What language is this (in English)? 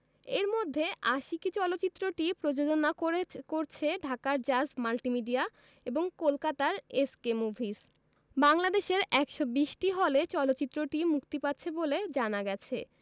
Bangla